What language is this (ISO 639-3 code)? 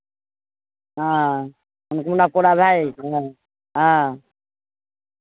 mai